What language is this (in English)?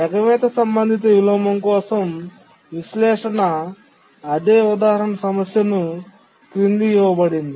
Telugu